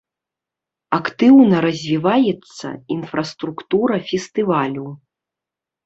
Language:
Belarusian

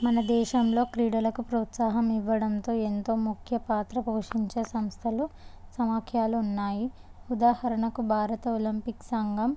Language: Telugu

